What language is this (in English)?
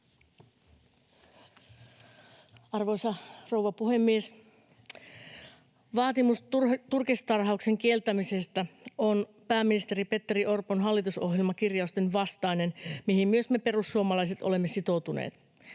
Finnish